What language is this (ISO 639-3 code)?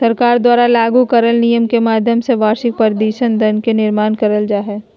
mag